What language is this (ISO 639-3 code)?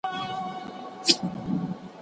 pus